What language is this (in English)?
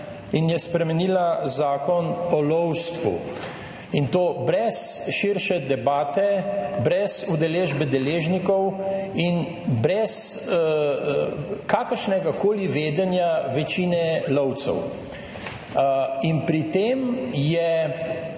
Slovenian